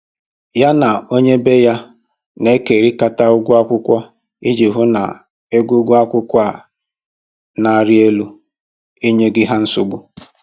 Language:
Igbo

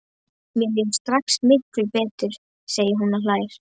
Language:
Icelandic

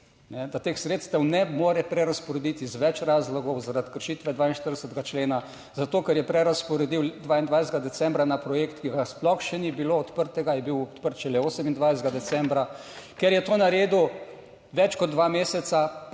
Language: Slovenian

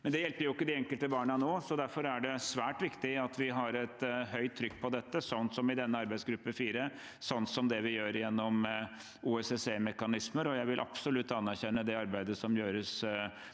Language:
Norwegian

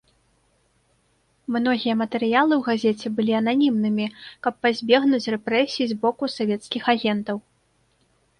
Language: Belarusian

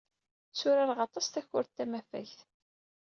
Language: Kabyle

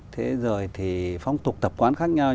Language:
Vietnamese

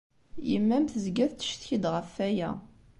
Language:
Kabyle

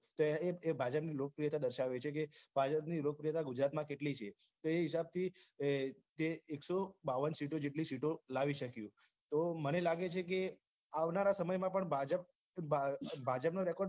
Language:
Gujarati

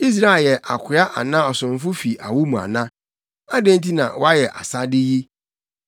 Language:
Akan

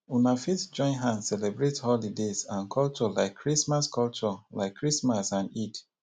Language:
Nigerian Pidgin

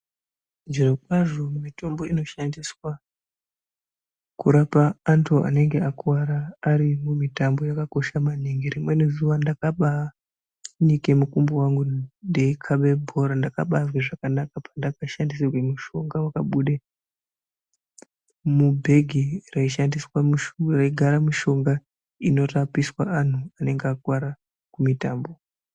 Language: Ndau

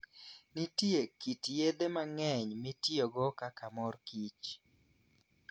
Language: Luo (Kenya and Tanzania)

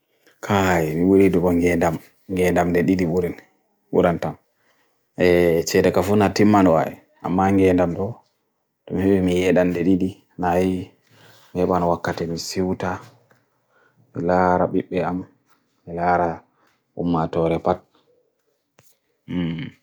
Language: Bagirmi Fulfulde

